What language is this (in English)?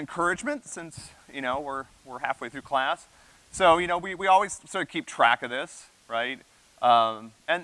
English